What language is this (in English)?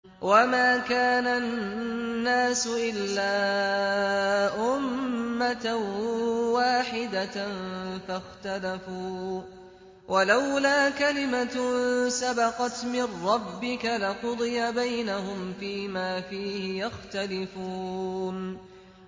Arabic